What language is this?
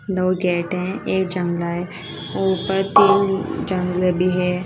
Hindi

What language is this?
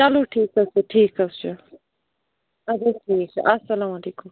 Kashmiri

